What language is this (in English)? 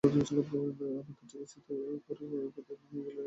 Bangla